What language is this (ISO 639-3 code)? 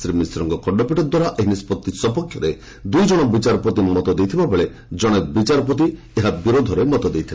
ori